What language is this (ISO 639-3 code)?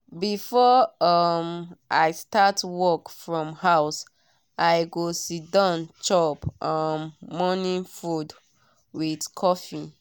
pcm